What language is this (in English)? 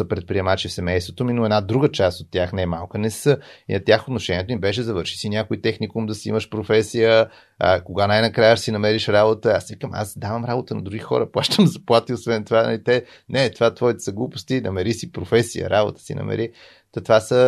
Bulgarian